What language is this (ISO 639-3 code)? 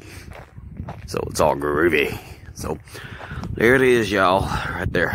eng